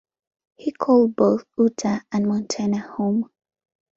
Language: English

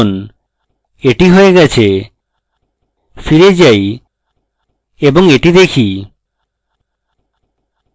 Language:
Bangla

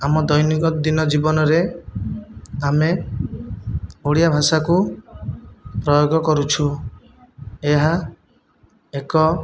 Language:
Odia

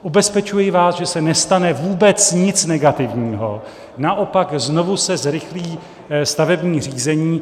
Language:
Czech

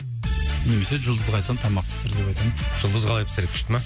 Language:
Kazakh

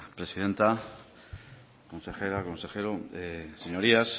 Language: Spanish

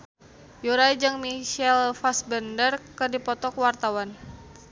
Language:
Sundanese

